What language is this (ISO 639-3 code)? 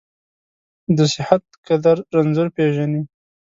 pus